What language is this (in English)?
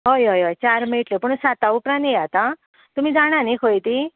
Konkani